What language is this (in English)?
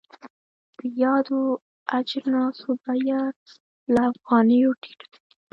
Pashto